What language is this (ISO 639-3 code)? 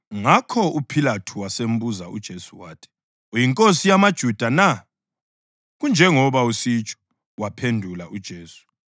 nde